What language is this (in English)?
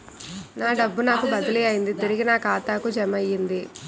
Telugu